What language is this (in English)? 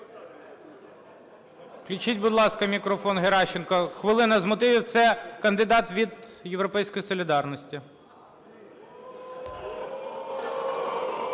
Ukrainian